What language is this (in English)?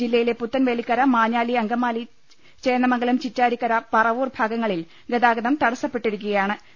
Malayalam